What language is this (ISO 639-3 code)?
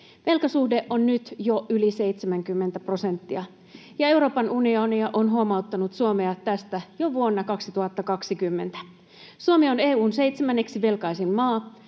fin